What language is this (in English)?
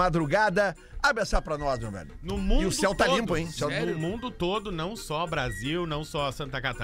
Portuguese